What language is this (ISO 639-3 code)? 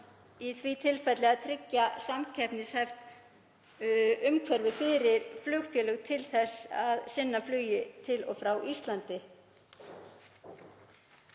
isl